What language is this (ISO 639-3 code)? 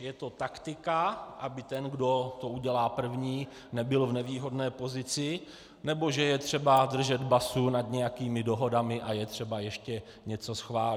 ces